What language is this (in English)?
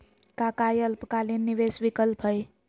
Magahi